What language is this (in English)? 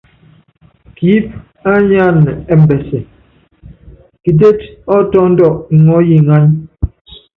Yangben